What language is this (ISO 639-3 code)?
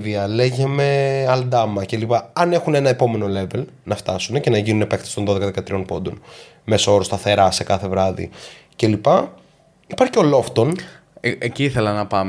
ell